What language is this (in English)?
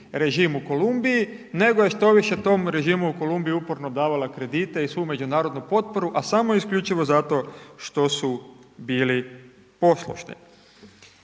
Croatian